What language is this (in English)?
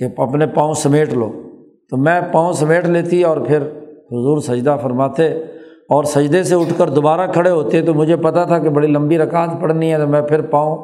Urdu